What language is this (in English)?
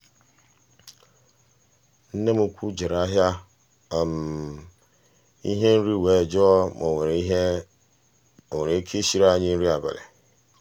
Igbo